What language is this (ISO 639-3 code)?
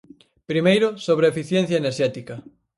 glg